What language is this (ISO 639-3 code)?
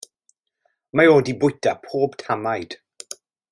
cym